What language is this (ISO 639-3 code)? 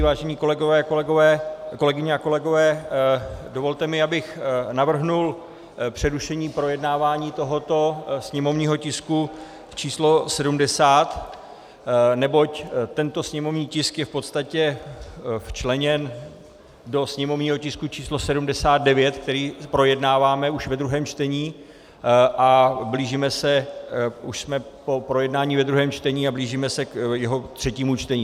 ces